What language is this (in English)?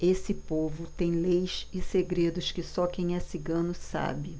Portuguese